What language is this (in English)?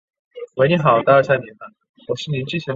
Chinese